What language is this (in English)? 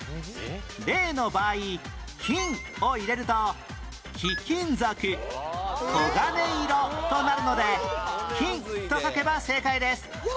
Japanese